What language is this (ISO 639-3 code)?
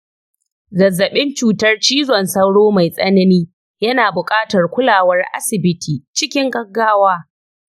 hau